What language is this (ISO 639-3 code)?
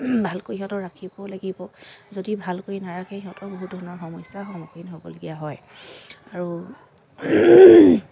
asm